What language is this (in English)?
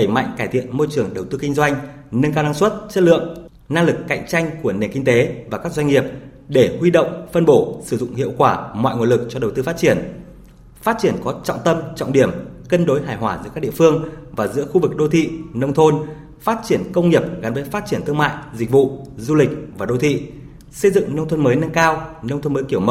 Vietnamese